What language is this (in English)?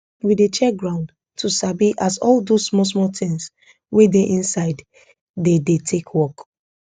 Nigerian Pidgin